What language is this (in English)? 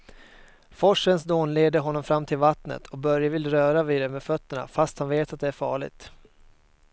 Swedish